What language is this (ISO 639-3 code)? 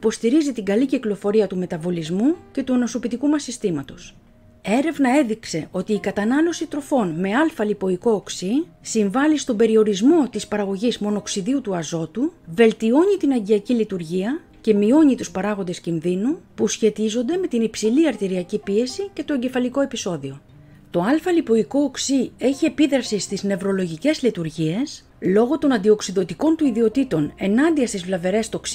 ell